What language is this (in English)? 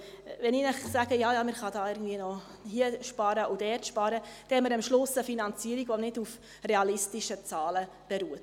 Swiss German